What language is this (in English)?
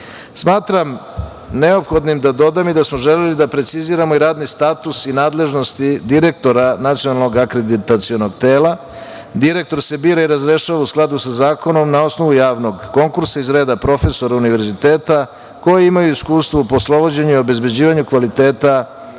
Serbian